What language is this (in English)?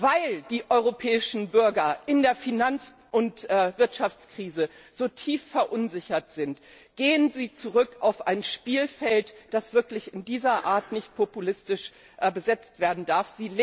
German